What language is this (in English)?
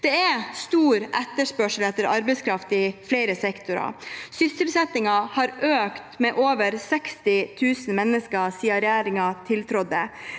Norwegian